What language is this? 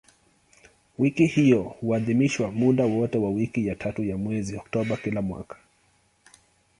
Swahili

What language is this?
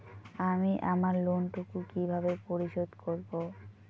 Bangla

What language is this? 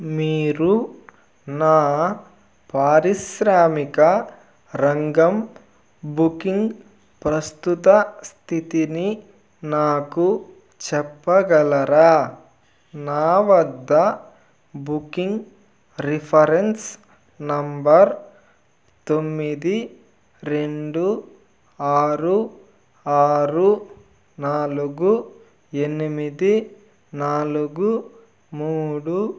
Telugu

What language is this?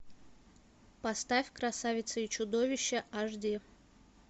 Russian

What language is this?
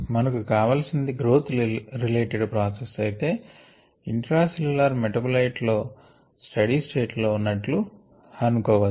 Telugu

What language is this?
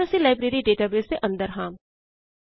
Punjabi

